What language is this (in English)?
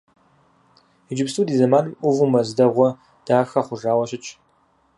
Kabardian